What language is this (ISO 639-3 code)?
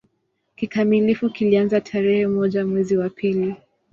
swa